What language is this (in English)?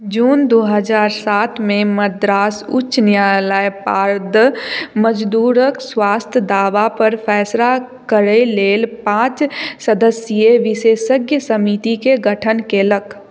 Maithili